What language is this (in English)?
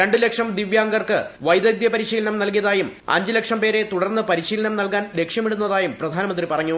Malayalam